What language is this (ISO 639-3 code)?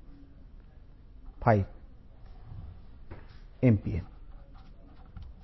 tel